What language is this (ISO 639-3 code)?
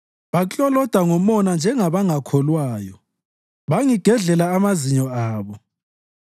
nde